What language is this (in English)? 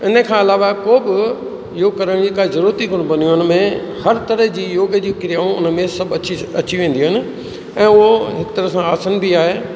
Sindhi